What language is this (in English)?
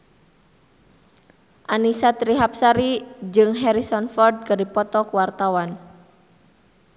Sundanese